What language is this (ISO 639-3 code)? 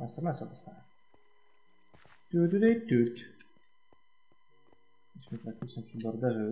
pol